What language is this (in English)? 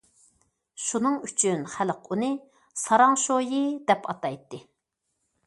Uyghur